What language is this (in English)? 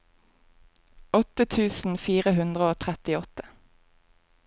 Norwegian